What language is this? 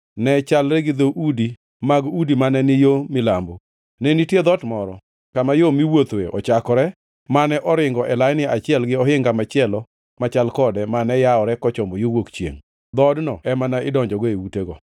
Luo (Kenya and Tanzania)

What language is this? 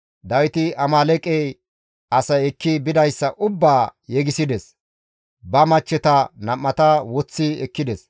Gamo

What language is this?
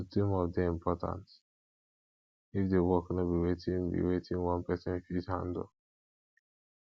Nigerian Pidgin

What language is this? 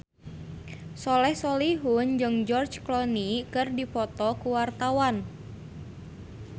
Sundanese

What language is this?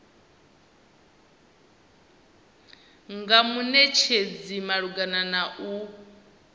Venda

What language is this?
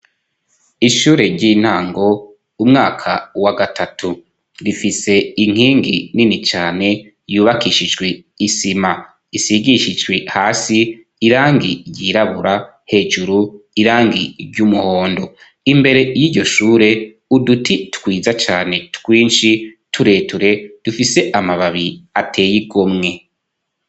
Rundi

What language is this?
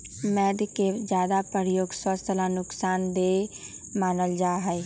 Magahi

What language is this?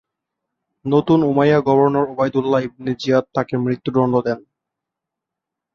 Bangla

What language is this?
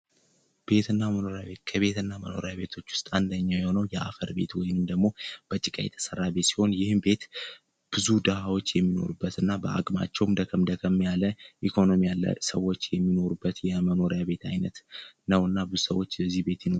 Amharic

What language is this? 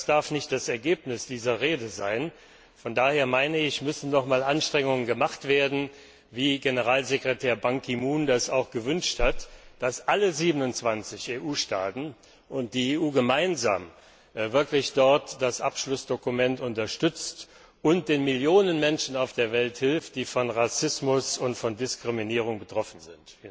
German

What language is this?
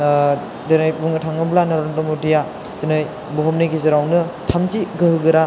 Bodo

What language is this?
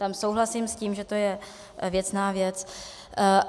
Czech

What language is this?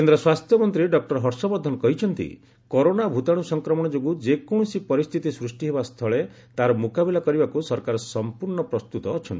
Odia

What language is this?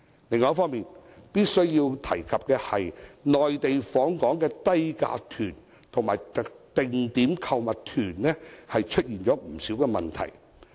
Cantonese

